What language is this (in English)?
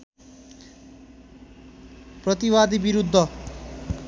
Nepali